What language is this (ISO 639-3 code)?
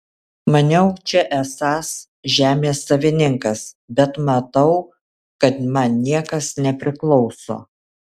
lit